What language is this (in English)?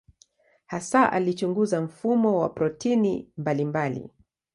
Swahili